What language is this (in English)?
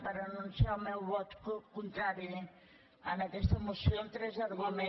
Catalan